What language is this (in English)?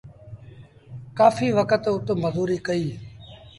Sindhi Bhil